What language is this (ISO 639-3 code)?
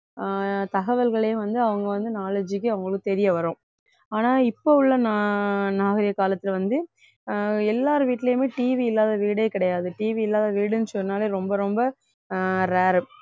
tam